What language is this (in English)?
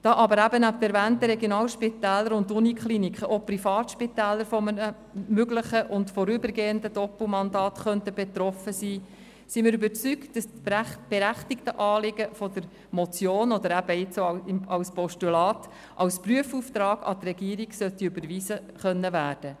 Swiss German